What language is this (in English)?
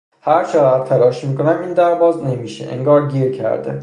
Persian